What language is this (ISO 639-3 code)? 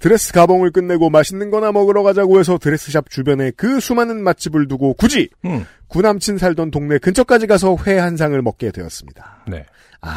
kor